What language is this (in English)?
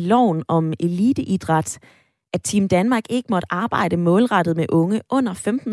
Danish